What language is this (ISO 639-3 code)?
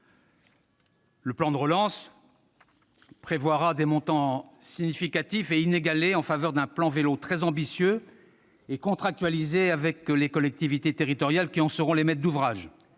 fra